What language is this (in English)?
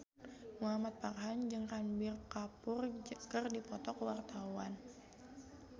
Sundanese